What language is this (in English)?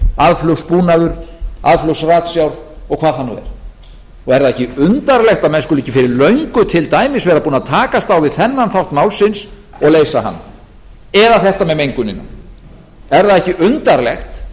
Icelandic